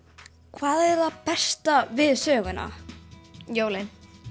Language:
Icelandic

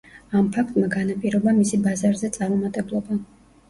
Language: Georgian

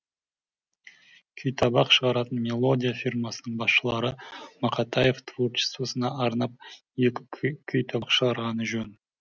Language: Kazakh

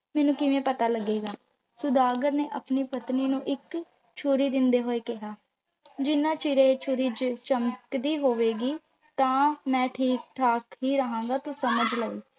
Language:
Punjabi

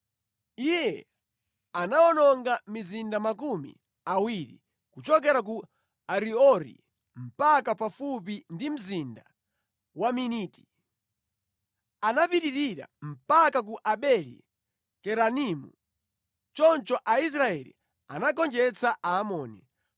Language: Nyanja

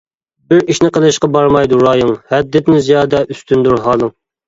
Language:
Uyghur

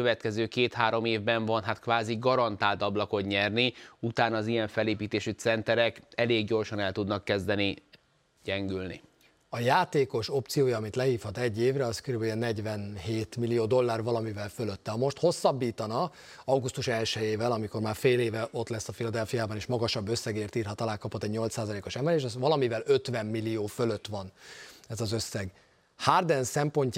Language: Hungarian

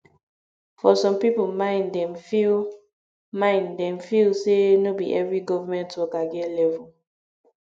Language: Nigerian Pidgin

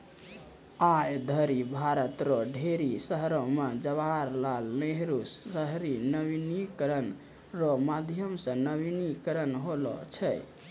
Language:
Maithili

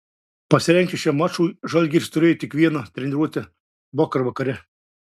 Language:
Lithuanian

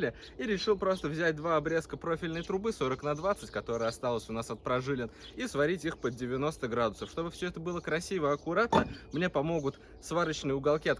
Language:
Russian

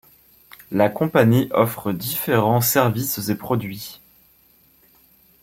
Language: French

